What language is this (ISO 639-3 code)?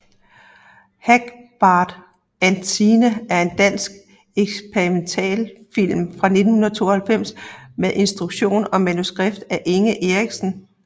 dan